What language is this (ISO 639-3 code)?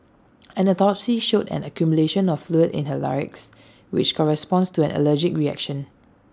eng